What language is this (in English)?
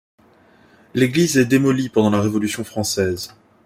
French